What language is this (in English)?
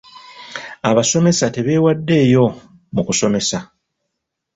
Ganda